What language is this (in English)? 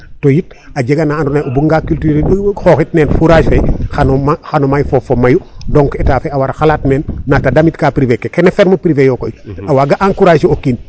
Serer